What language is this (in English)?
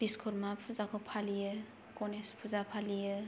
Bodo